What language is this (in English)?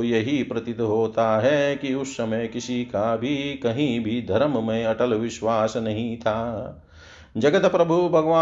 Hindi